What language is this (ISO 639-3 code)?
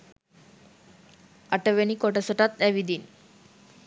sin